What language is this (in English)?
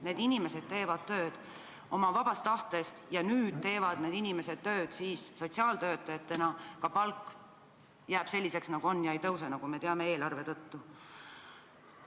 Estonian